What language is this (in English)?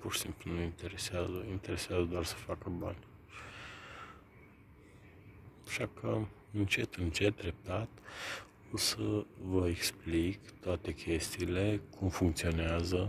Romanian